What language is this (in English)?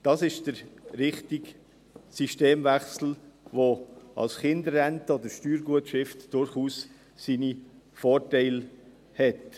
Swiss German